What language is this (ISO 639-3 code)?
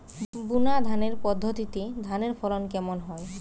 ben